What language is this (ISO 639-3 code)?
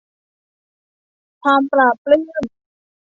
tha